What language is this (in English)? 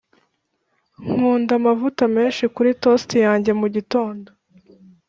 Kinyarwanda